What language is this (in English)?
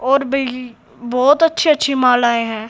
Hindi